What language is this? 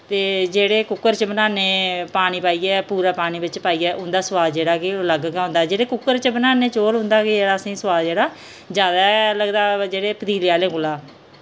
Dogri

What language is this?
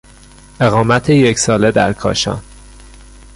Persian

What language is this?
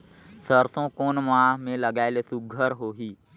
Chhattisgarhi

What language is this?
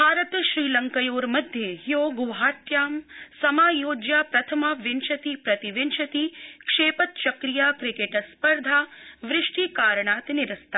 Sanskrit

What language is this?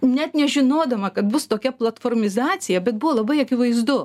Lithuanian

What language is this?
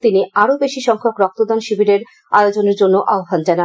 Bangla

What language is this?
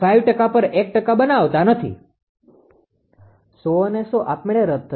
Gujarati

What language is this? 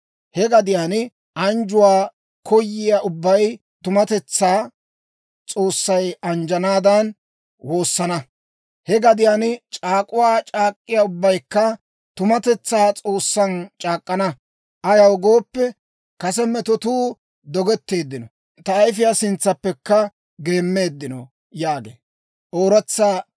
Dawro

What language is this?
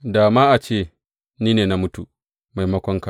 Hausa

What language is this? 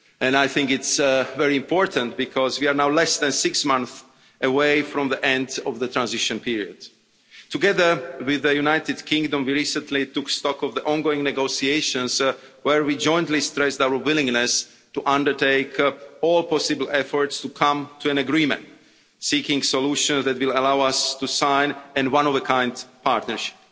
English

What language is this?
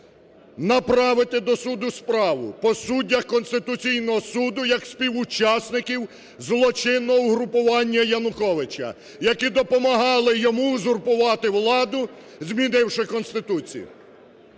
Ukrainian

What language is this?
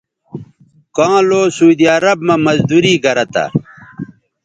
Bateri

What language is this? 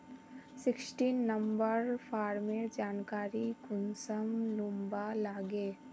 Magahi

